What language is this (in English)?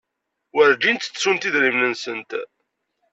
Kabyle